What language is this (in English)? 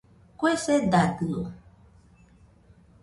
Nüpode Huitoto